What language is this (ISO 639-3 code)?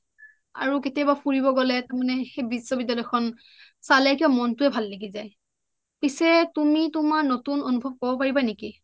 asm